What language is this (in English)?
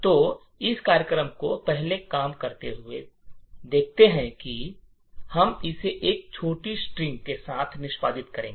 Hindi